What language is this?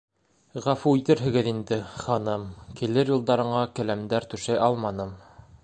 Bashkir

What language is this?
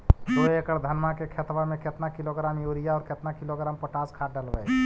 Magahi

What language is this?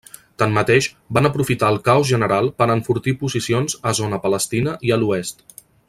Catalan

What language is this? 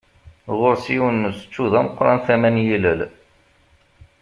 Kabyle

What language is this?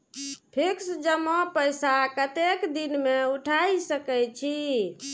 Maithili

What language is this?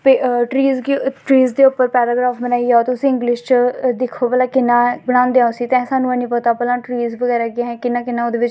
Dogri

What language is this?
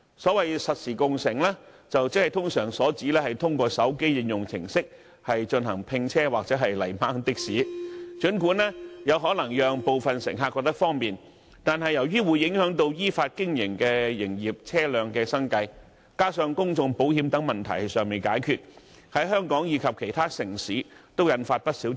Cantonese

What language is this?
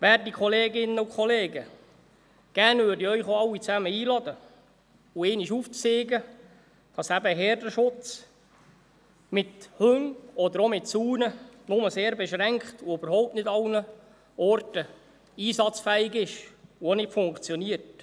Swiss German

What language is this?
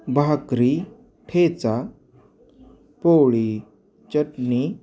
Marathi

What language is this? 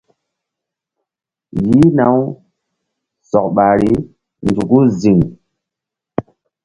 Mbum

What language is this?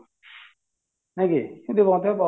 Odia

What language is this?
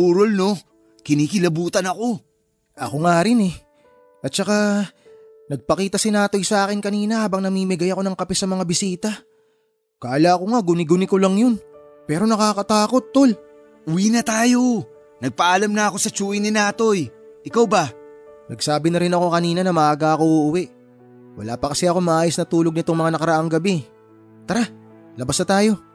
Filipino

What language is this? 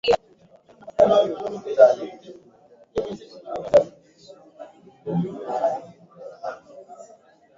Swahili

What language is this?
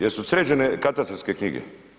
Croatian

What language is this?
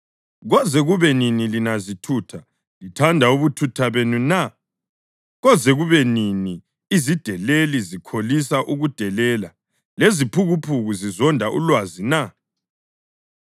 North Ndebele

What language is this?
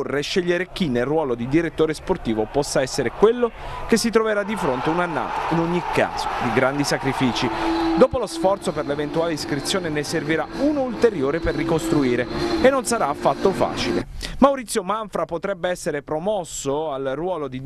Italian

